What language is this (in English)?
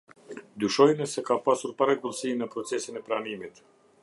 Albanian